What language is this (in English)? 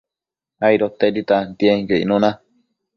Matsés